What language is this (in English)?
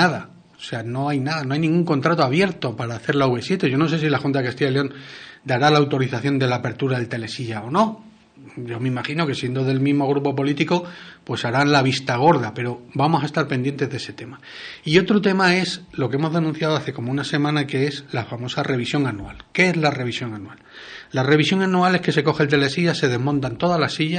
Spanish